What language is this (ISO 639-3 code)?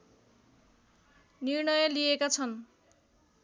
nep